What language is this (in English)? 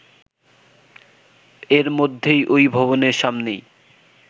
Bangla